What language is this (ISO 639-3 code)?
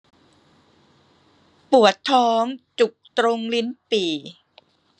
tha